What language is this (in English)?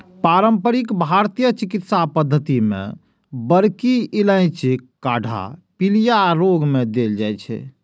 Maithili